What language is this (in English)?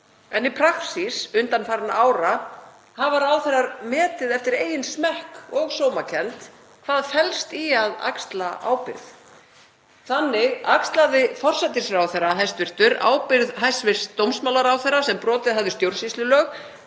Icelandic